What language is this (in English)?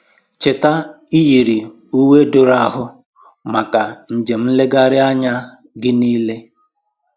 Igbo